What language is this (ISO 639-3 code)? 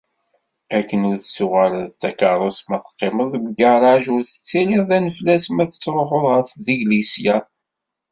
kab